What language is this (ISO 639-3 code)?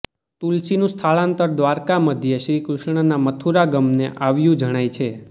guj